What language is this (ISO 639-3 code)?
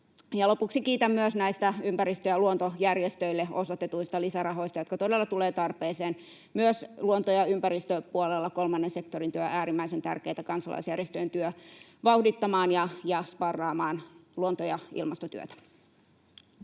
fin